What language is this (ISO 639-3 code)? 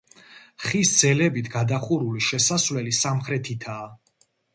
kat